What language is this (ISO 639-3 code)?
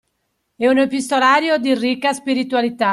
ita